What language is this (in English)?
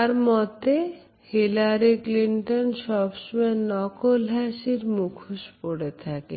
Bangla